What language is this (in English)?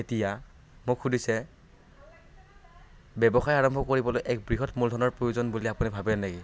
Assamese